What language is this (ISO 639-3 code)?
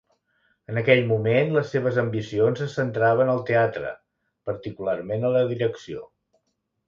cat